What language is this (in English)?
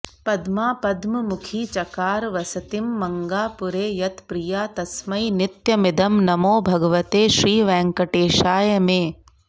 Sanskrit